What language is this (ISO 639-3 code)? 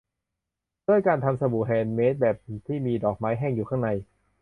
tha